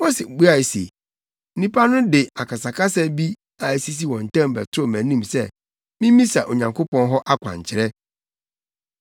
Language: Akan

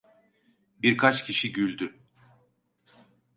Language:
Turkish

